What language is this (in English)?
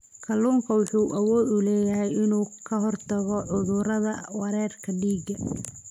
Somali